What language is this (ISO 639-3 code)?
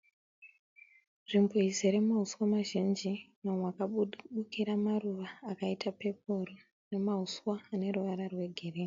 sna